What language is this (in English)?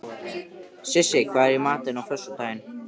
Icelandic